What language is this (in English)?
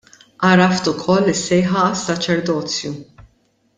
Maltese